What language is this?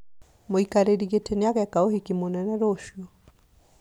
Kikuyu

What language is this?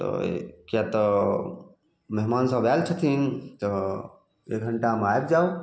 Maithili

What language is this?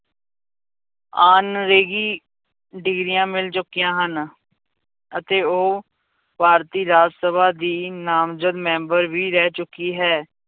Punjabi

